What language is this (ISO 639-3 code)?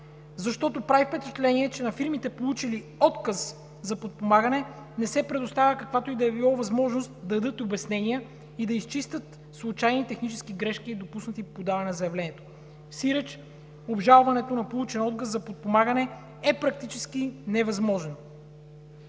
bul